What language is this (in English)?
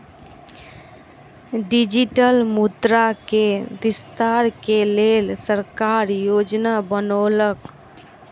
Maithili